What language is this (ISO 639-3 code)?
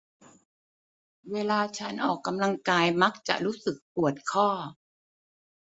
tha